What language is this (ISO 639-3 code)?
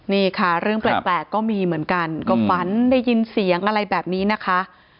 tha